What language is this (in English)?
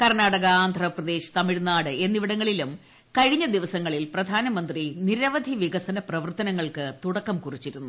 Malayalam